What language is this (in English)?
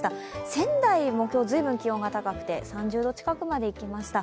Japanese